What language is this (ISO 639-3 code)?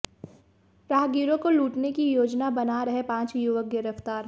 hin